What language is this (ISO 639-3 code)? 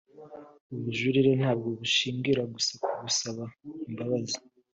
kin